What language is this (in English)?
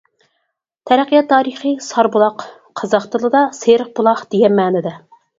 Uyghur